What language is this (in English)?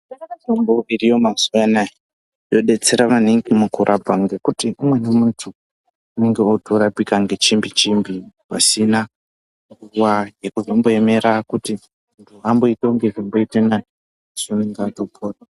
Ndau